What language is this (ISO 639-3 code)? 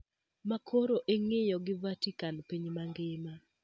luo